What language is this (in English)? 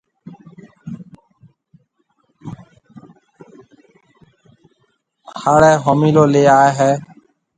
Marwari (Pakistan)